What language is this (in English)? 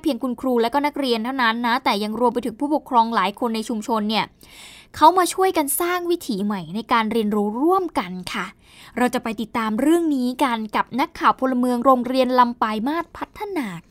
Thai